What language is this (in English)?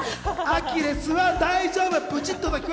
Japanese